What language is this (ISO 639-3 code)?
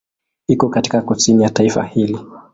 swa